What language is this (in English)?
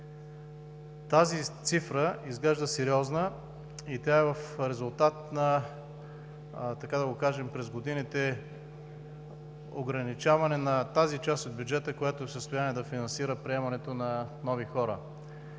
Bulgarian